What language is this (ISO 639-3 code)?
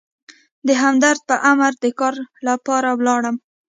pus